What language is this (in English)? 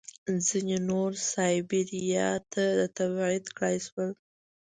Pashto